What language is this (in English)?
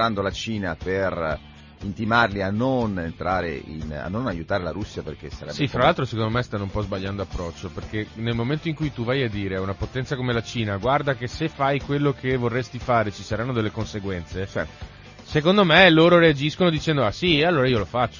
Italian